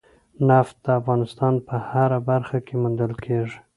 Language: Pashto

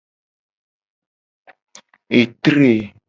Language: Gen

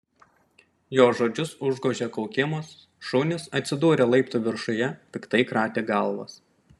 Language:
Lithuanian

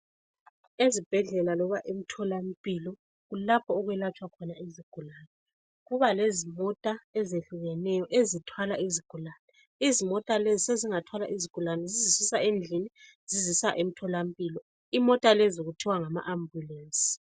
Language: North Ndebele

